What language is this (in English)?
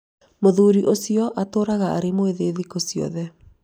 Kikuyu